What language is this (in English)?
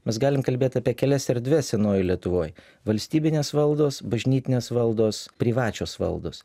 Lithuanian